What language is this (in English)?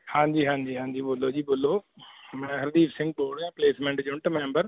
Punjabi